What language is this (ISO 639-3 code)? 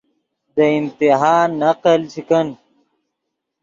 ydg